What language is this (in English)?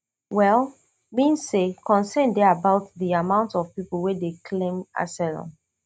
Nigerian Pidgin